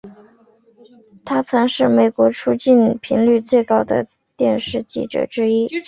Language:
Chinese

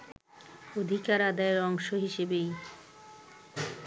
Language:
Bangla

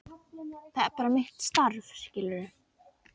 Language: Icelandic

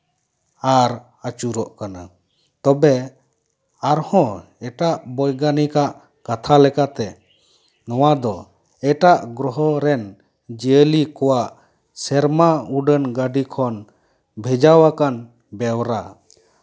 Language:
Santali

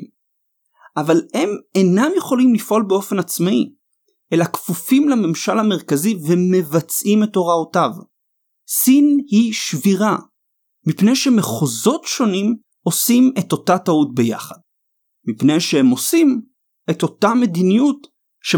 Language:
Hebrew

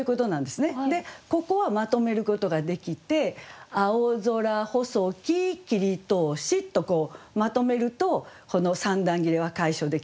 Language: Japanese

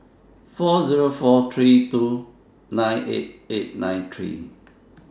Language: English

